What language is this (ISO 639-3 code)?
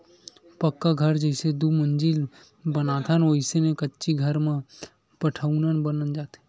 hne